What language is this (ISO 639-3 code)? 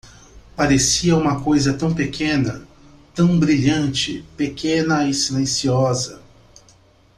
por